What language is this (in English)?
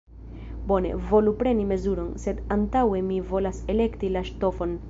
Esperanto